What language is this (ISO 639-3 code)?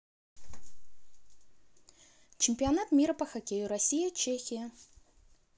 rus